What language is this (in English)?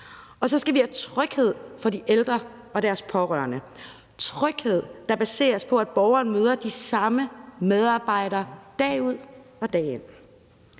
Danish